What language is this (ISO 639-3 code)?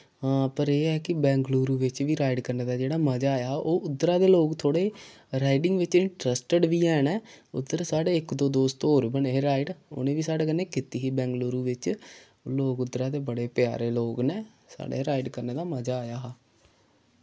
doi